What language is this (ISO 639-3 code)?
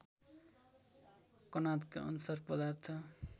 nep